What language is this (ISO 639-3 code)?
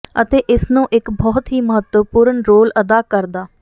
pan